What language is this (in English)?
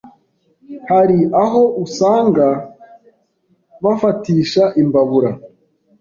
Kinyarwanda